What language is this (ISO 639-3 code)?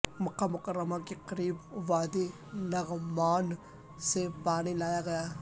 urd